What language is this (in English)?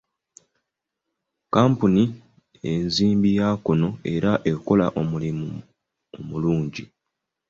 Ganda